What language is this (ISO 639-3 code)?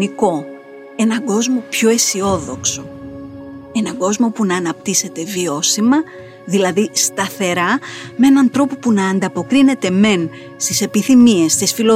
ell